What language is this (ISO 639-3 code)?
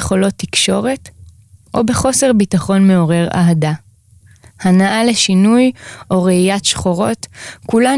heb